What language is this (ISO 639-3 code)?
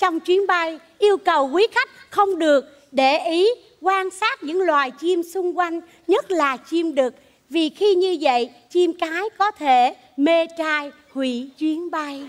vie